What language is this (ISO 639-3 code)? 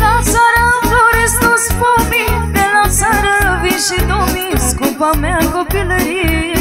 ron